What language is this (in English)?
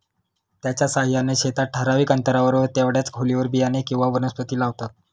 Marathi